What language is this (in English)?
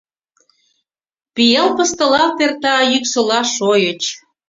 Mari